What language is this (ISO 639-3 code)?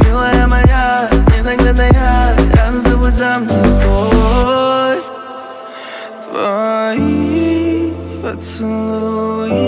ron